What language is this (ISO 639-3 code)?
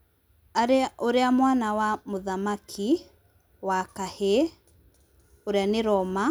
kik